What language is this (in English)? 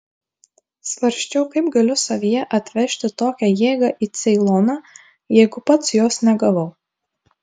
Lithuanian